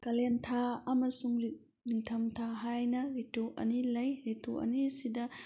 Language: Manipuri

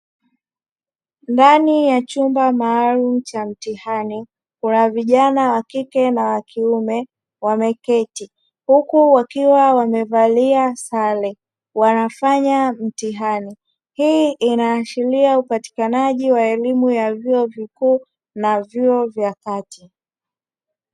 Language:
Swahili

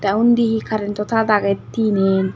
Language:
Chakma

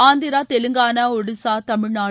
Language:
Tamil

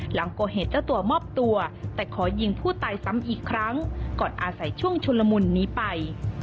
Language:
Thai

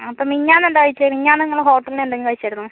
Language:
Malayalam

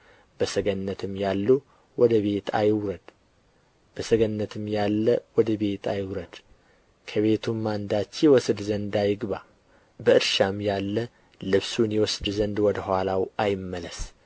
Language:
Amharic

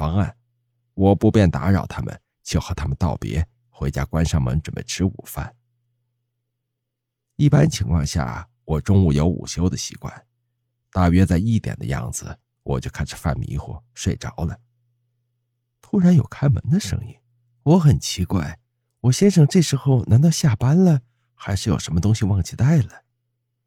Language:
Chinese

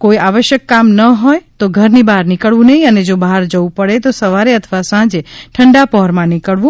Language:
Gujarati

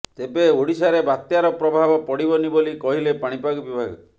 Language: Odia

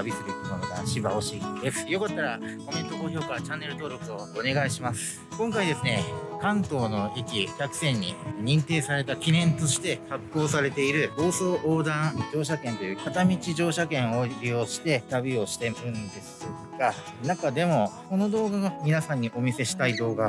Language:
Japanese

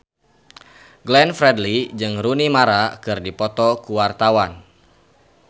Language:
Sundanese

